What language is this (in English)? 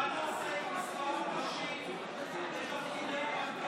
Hebrew